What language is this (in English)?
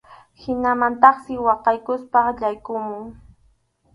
Arequipa-La Unión Quechua